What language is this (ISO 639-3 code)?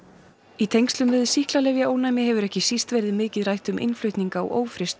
isl